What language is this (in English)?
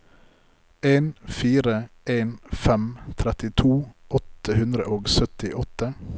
Norwegian